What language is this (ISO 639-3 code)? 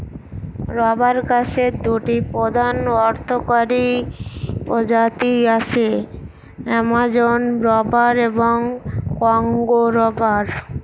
ben